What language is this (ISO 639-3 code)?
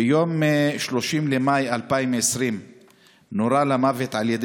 heb